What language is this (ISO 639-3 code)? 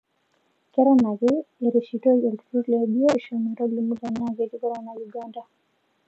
mas